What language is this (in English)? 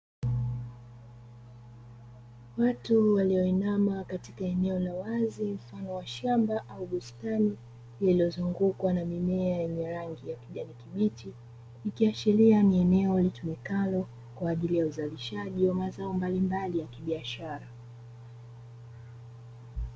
Swahili